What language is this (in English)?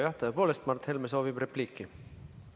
Estonian